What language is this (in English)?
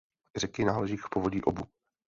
Czech